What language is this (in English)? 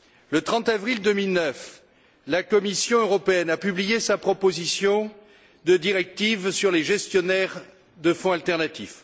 French